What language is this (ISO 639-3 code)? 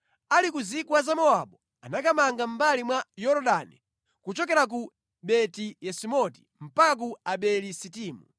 nya